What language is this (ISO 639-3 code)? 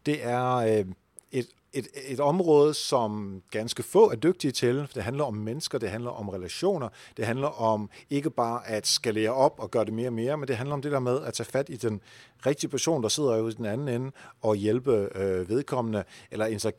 dan